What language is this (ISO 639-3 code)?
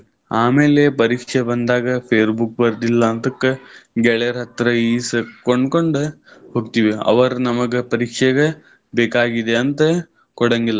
kan